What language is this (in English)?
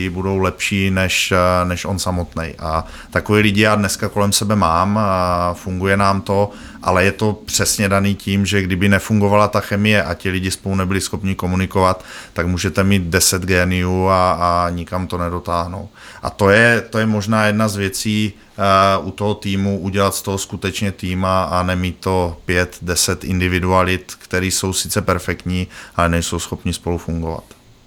Czech